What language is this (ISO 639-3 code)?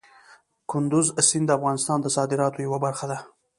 pus